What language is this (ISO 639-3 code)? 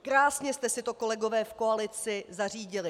ces